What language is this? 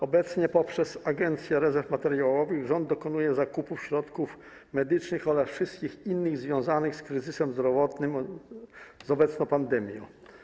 Polish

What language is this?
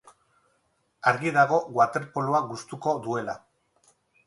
Basque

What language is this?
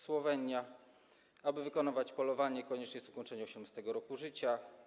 Polish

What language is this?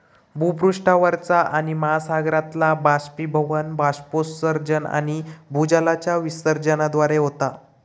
Marathi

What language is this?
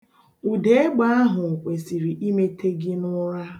Igbo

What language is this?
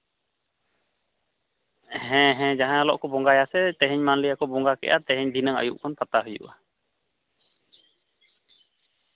Santali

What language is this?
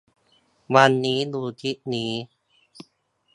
Thai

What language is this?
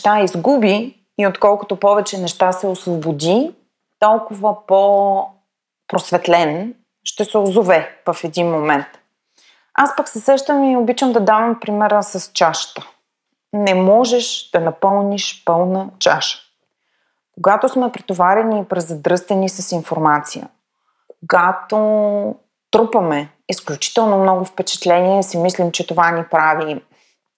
Bulgarian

